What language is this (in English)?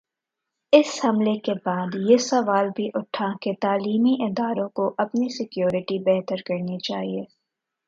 Urdu